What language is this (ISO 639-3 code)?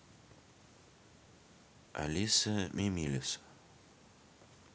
rus